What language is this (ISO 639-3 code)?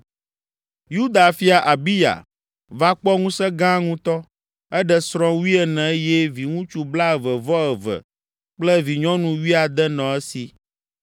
ewe